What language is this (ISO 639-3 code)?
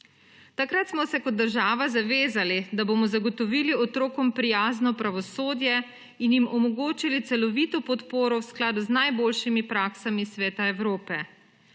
slv